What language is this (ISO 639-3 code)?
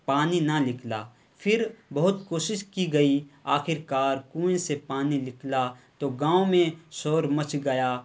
urd